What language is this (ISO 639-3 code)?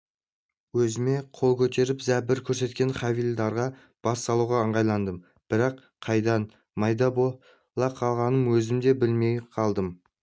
kaz